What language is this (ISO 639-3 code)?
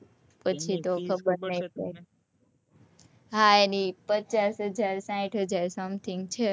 guj